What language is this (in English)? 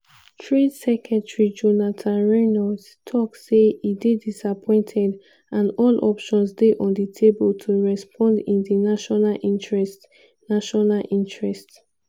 Nigerian Pidgin